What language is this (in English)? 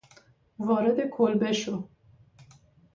Persian